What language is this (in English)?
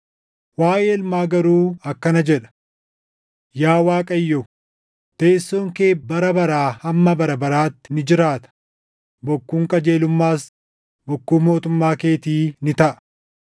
Oromo